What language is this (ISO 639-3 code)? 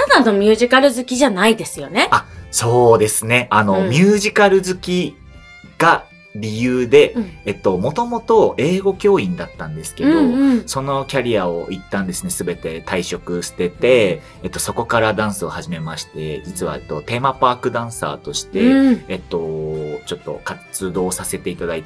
jpn